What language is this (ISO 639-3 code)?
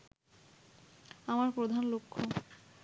ben